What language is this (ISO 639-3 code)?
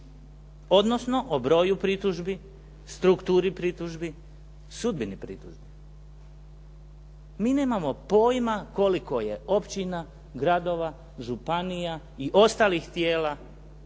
hrv